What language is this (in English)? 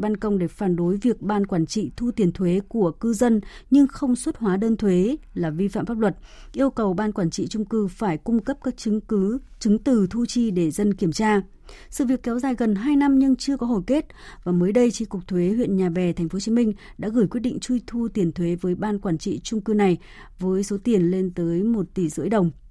Vietnamese